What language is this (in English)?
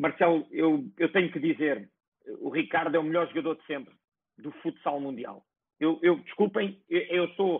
Portuguese